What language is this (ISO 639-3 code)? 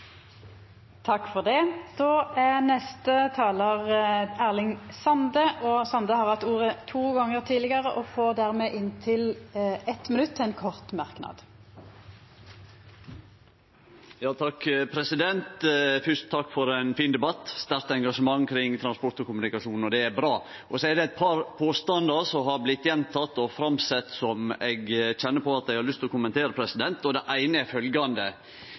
nno